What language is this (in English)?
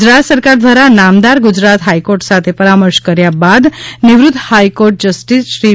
Gujarati